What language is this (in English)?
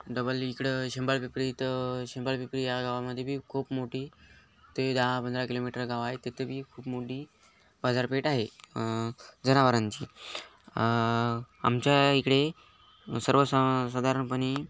Marathi